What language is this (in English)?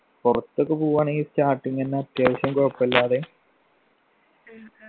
Malayalam